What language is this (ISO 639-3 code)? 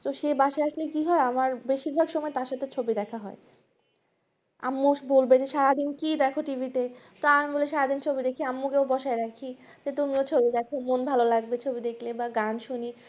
ben